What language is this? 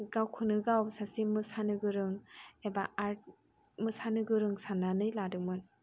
Bodo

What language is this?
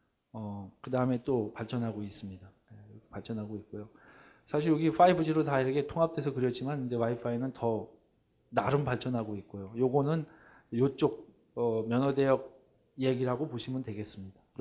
Korean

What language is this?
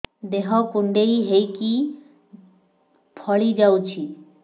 Odia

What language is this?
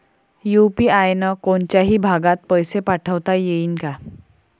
Marathi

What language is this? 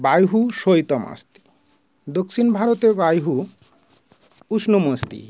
Sanskrit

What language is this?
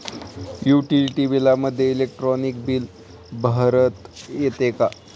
Marathi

